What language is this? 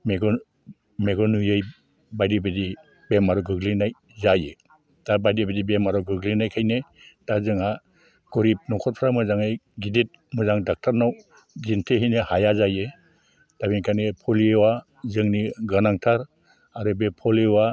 Bodo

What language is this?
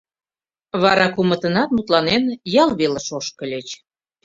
Mari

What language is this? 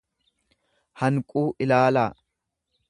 Oromo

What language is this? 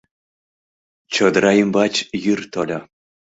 Mari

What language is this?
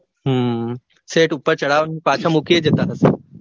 Gujarati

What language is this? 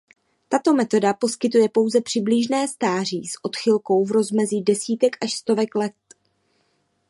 Czech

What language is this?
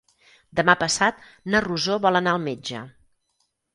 Catalan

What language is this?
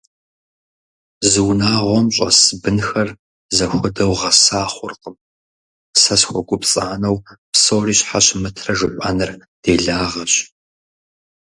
Kabardian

